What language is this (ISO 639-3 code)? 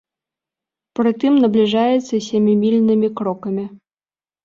bel